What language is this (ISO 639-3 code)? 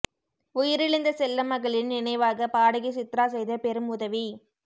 tam